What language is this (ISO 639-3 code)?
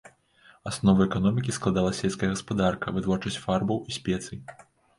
bel